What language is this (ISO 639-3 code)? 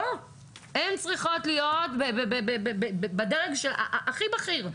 heb